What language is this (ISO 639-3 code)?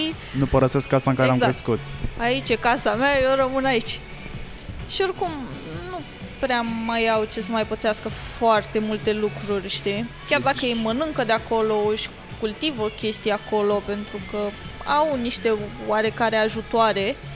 ron